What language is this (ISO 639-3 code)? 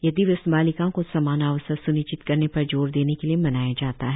hin